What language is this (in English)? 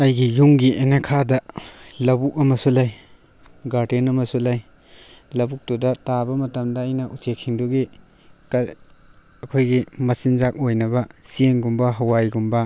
Manipuri